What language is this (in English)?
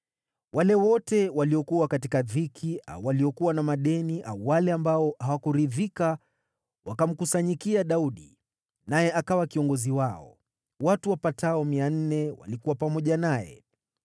Swahili